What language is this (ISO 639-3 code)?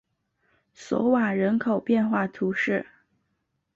zho